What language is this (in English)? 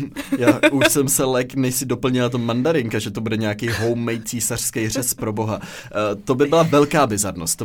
Czech